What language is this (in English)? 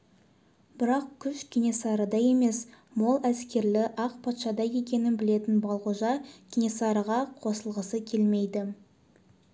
Kazakh